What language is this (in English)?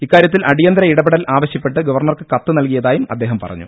Malayalam